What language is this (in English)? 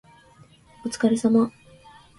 Japanese